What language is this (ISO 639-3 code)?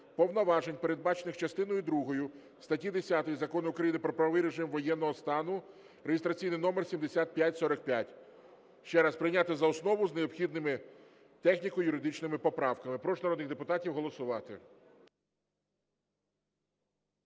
ukr